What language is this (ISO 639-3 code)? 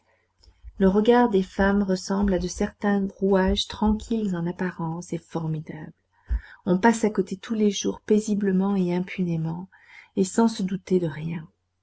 fra